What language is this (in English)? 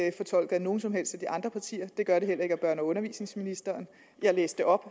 Danish